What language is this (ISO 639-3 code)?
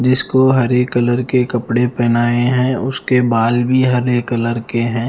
hin